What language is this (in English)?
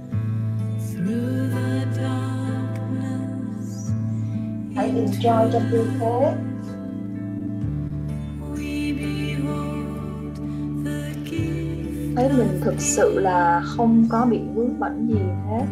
Vietnamese